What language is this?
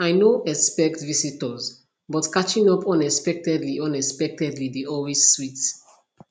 Nigerian Pidgin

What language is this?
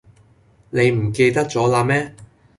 Cantonese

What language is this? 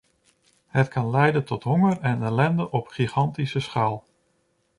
Dutch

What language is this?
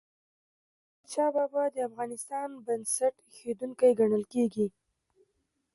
Pashto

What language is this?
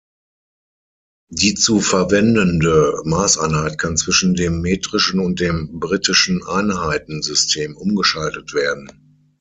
German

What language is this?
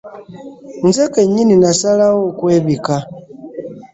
Ganda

